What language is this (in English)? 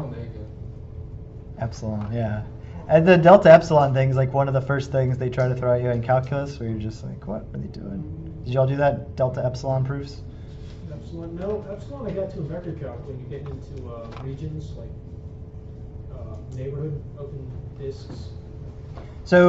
English